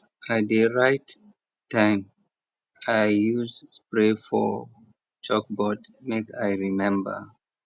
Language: Nigerian Pidgin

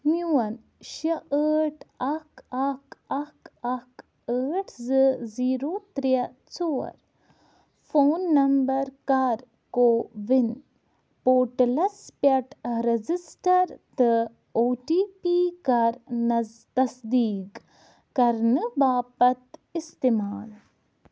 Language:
Kashmiri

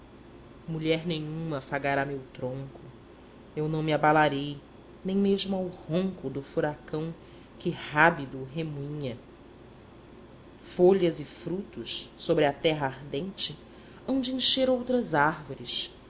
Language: Portuguese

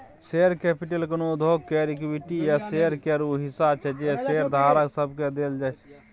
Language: Maithili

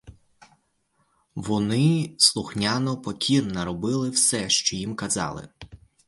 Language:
Ukrainian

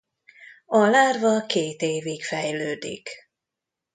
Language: Hungarian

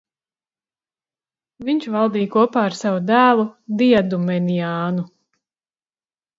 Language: Latvian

